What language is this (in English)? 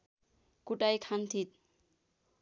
Nepali